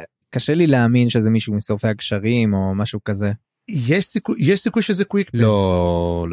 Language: Hebrew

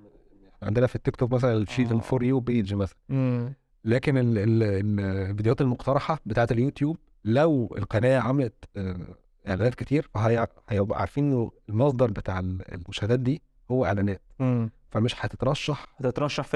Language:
Arabic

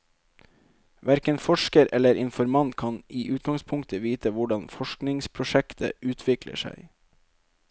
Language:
Norwegian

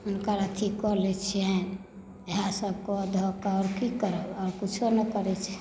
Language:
Maithili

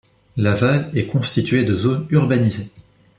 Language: French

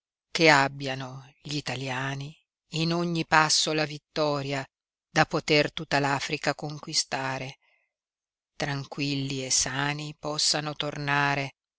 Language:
Italian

